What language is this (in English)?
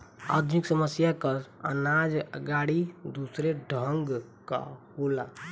Bhojpuri